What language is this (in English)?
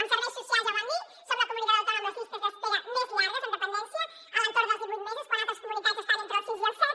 Catalan